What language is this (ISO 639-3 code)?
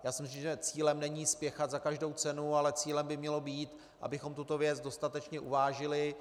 ces